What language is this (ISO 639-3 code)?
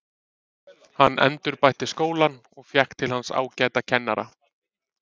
isl